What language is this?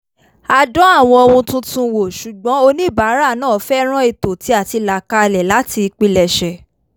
Yoruba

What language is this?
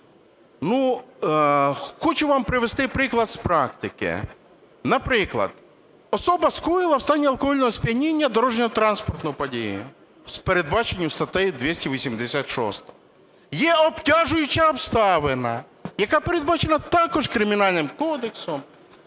Ukrainian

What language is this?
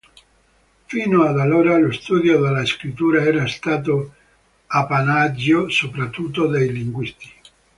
Italian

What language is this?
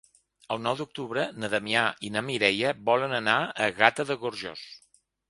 Catalan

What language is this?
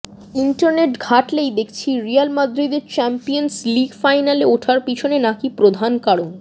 Bangla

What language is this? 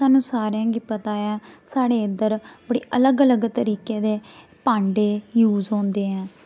Dogri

